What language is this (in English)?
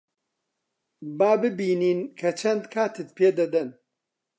Central Kurdish